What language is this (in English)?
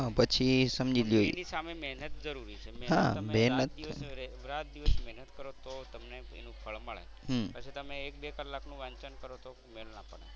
Gujarati